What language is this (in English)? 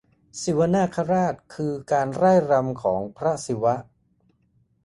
Thai